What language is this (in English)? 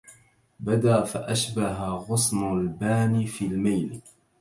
Arabic